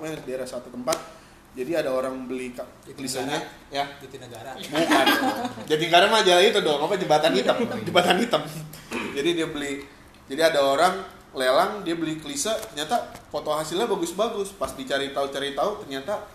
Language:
Indonesian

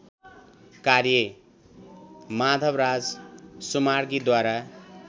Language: Nepali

